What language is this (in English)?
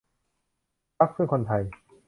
Thai